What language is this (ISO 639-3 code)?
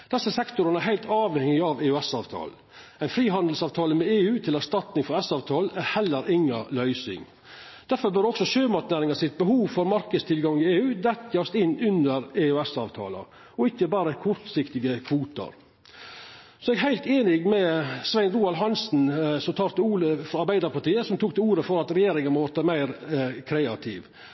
nno